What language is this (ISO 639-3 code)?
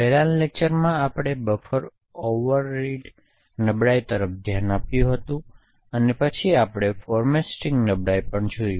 guj